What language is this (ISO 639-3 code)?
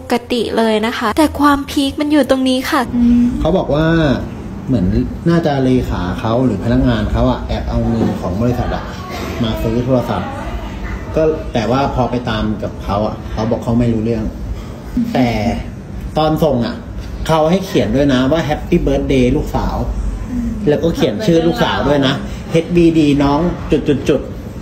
tha